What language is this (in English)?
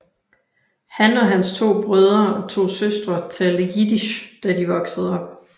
Danish